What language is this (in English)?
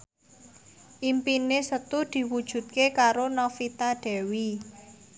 Javanese